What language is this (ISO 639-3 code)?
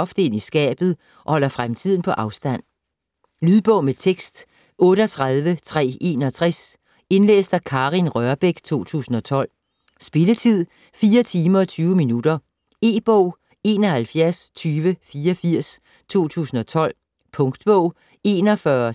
dan